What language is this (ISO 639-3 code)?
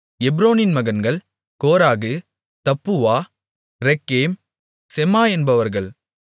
tam